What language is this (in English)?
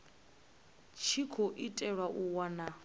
Venda